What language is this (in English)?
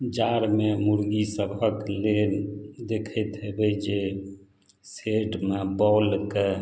Maithili